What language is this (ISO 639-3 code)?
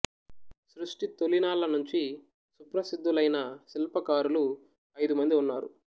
tel